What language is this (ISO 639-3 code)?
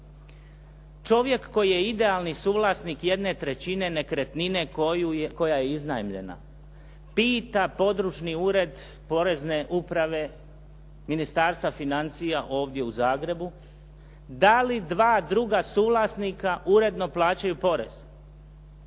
hrv